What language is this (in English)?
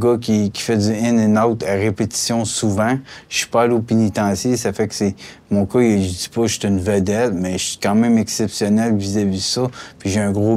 French